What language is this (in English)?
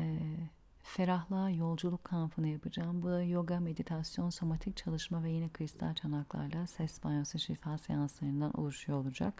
Turkish